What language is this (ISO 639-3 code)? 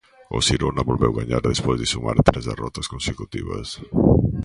glg